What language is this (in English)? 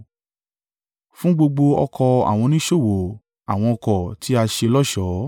Yoruba